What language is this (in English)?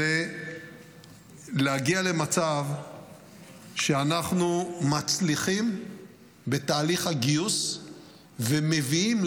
Hebrew